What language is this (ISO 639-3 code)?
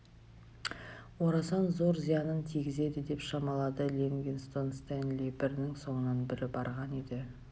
kaz